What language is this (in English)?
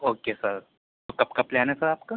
Urdu